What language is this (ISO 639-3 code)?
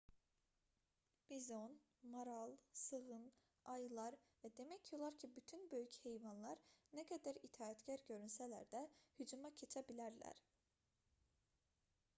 aze